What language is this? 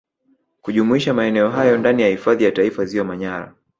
Swahili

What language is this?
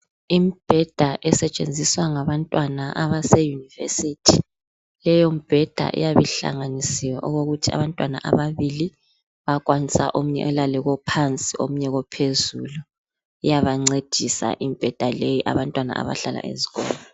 North Ndebele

